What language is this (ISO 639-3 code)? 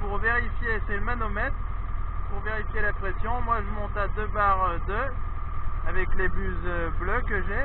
fra